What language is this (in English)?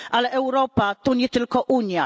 Polish